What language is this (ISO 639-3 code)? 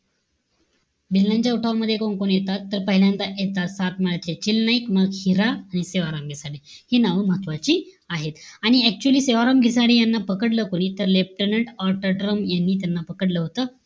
mar